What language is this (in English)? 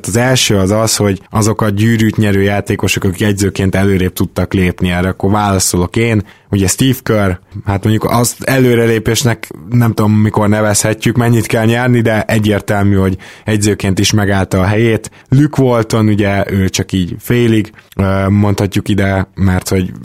Hungarian